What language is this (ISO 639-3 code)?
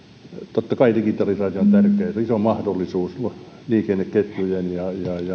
fin